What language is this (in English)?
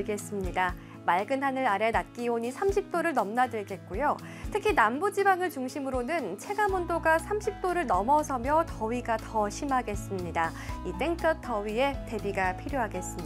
Korean